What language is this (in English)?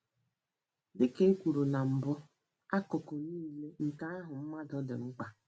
Igbo